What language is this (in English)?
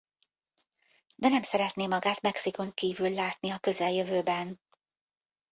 Hungarian